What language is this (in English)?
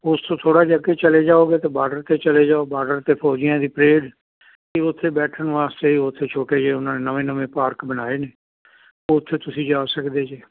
Punjabi